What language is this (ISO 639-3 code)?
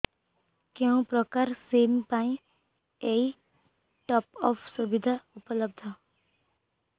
ori